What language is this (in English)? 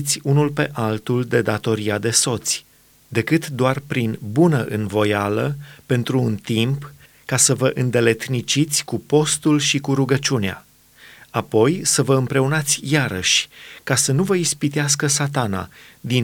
Romanian